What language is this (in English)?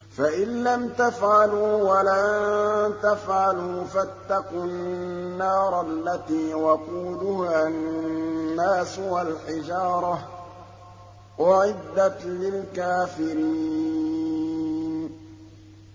Arabic